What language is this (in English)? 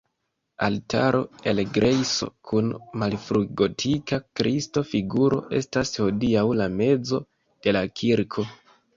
Esperanto